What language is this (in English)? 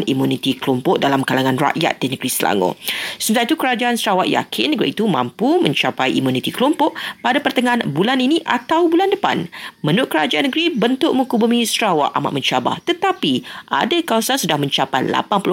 Malay